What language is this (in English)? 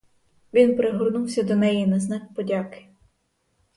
Ukrainian